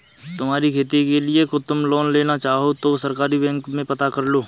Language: Hindi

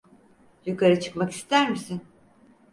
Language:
Turkish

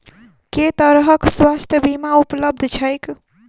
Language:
Maithili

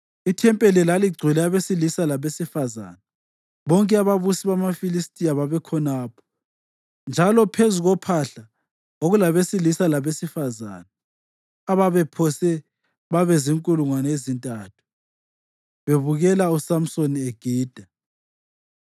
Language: North Ndebele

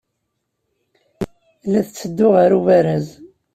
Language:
Kabyle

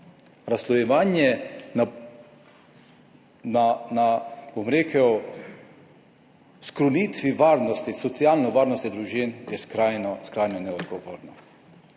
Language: Slovenian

